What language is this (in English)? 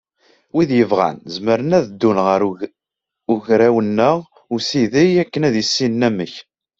Kabyle